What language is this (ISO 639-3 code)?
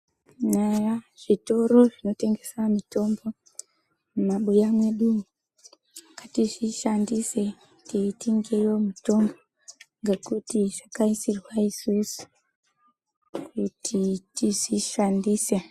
ndc